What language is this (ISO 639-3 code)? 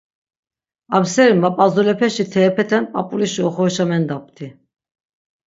lzz